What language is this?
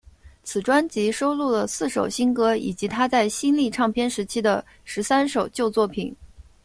Chinese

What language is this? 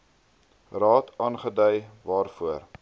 Afrikaans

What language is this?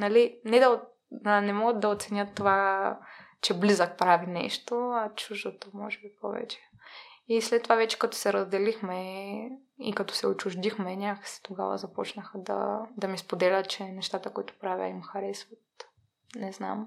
Bulgarian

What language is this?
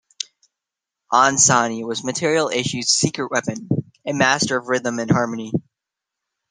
English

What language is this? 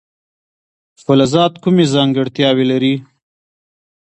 Pashto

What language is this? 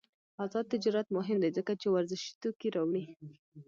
Pashto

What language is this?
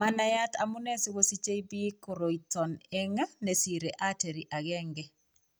Kalenjin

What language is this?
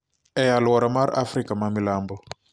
Luo (Kenya and Tanzania)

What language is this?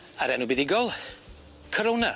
Welsh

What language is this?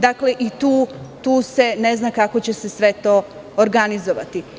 Serbian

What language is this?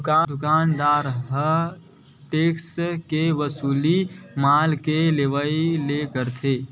Chhattisgarhi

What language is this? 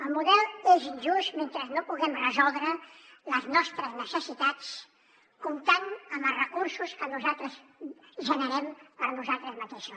Catalan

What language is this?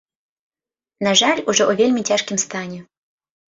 Belarusian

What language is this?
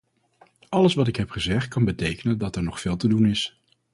Dutch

